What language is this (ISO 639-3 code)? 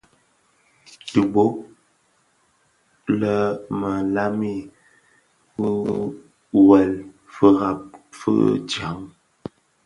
ksf